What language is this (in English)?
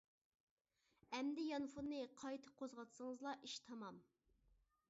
Uyghur